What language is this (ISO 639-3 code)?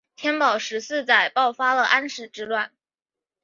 zho